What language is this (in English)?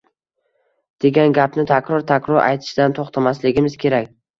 Uzbek